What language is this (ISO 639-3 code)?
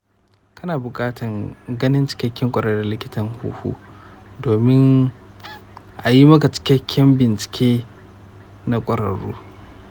hau